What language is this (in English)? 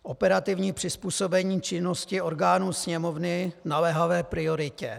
Czech